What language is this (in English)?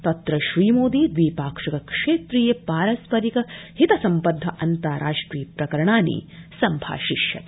Sanskrit